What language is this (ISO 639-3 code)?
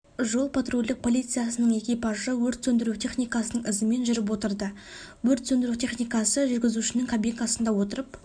kaz